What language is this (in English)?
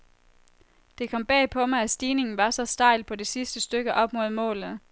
Danish